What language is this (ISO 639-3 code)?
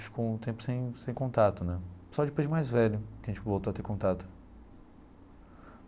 por